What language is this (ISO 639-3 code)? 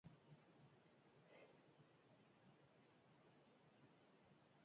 eus